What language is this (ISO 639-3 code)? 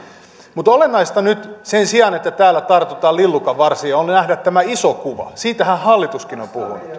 fin